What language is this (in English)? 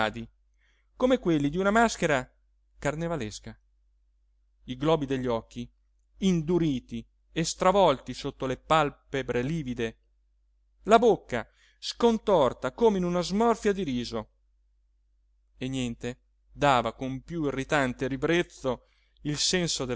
Italian